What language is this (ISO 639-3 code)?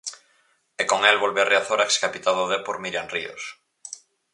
glg